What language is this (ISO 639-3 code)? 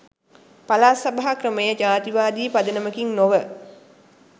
sin